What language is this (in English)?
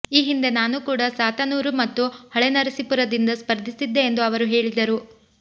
Kannada